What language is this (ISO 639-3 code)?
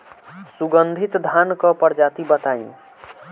bho